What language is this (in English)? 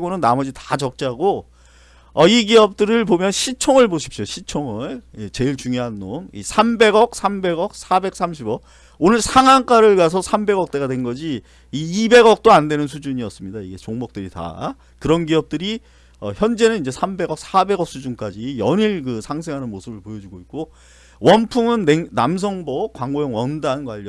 Korean